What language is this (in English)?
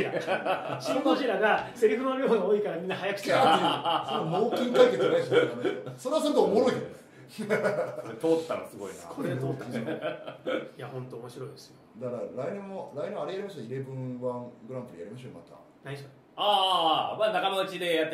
Japanese